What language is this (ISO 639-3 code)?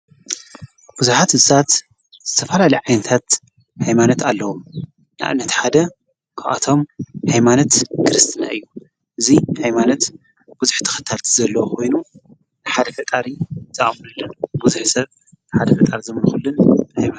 tir